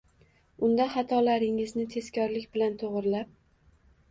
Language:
Uzbek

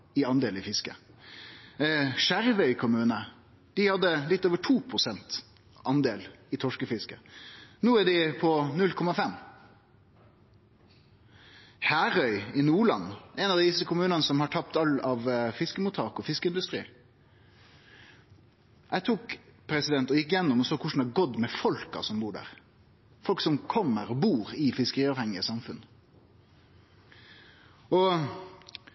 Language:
Norwegian Nynorsk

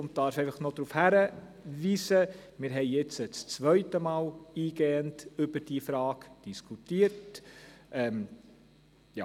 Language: Swiss German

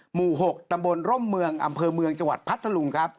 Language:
Thai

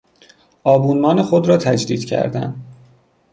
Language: Persian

